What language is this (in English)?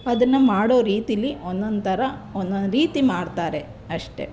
Kannada